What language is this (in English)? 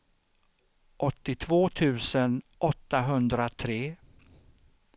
Swedish